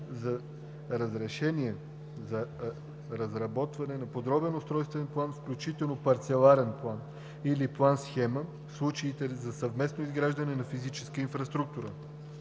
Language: Bulgarian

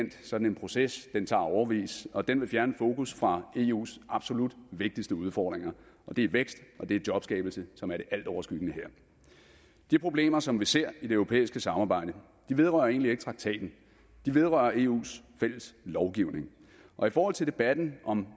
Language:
Danish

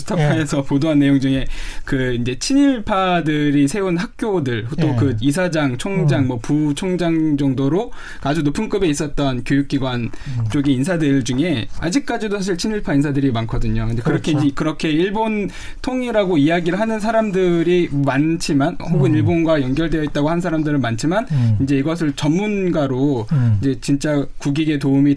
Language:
Korean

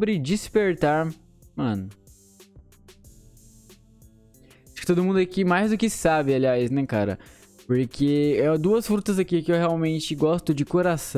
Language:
Portuguese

